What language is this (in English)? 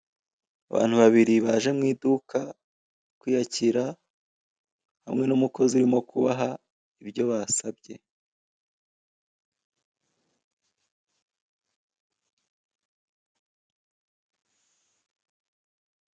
Kinyarwanda